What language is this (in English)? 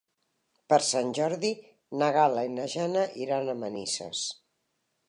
Catalan